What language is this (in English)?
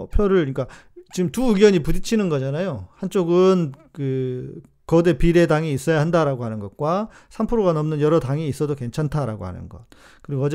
Korean